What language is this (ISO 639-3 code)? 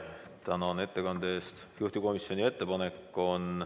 est